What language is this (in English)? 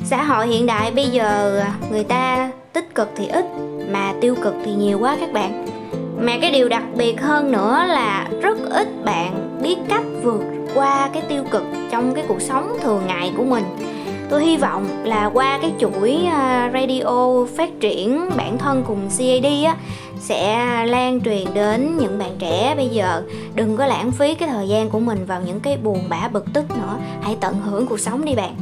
Vietnamese